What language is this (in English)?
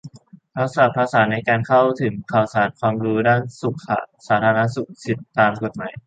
Thai